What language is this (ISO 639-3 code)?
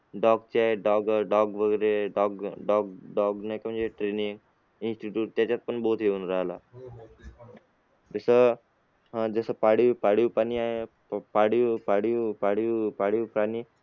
mar